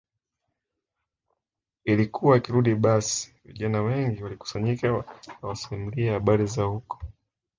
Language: Swahili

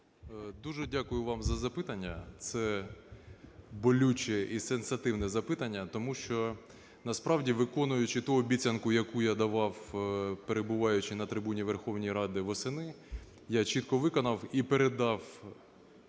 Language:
Ukrainian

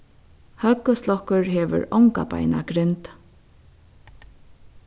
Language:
Faroese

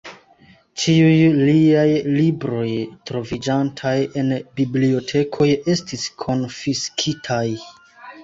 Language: Esperanto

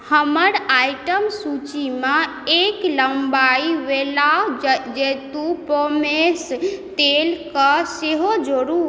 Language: Maithili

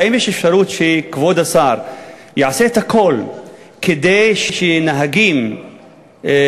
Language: Hebrew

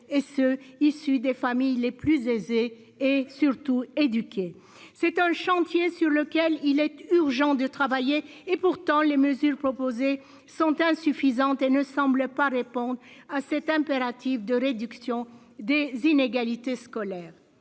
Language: French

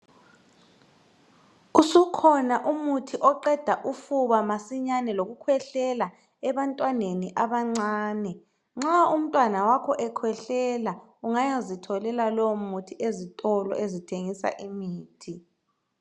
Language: North Ndebele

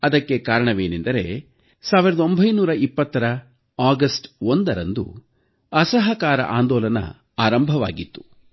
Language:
Kannada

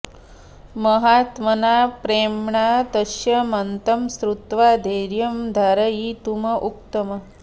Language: Sanskrit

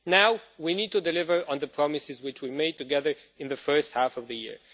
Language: English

